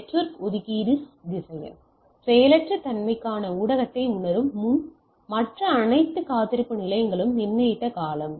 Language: Tamil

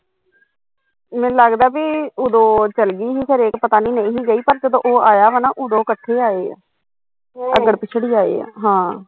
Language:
Punjabi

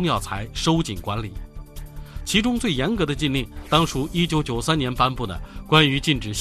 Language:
Chinese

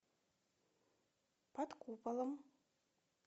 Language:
Russian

